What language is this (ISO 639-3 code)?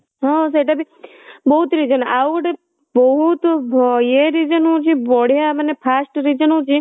ori